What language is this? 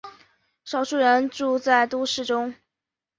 Chinese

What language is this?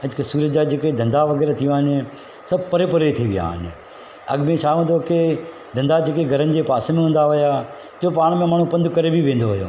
Sindhi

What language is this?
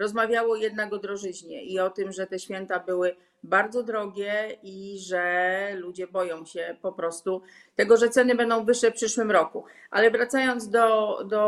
Polish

